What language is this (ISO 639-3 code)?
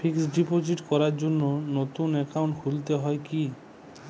ben